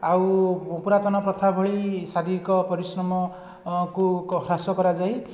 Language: Odia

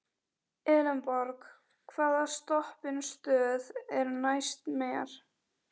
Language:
Icelandic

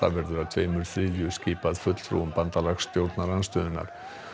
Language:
Icelandic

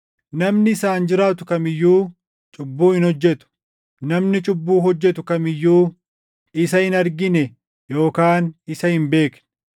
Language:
Oromo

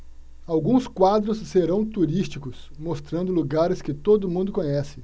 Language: Portuguese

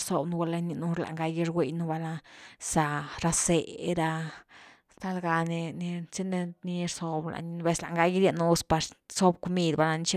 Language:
Güilá Zapotec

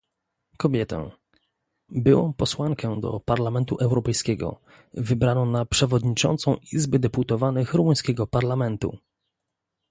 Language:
Polish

